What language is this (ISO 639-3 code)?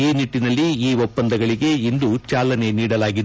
kan